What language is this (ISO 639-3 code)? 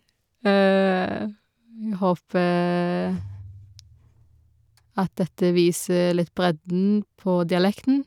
nor